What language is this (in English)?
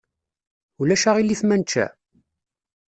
Kabyle